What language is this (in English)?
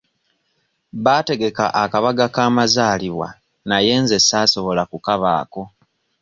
Ganda